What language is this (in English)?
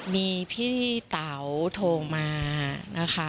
Thai